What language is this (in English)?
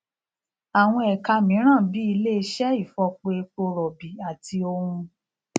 Yoruba